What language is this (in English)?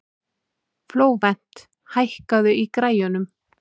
Icelandic